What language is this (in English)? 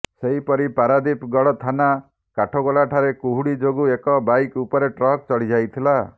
Odia